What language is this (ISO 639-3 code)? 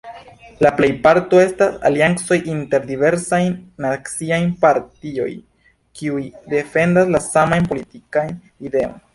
epo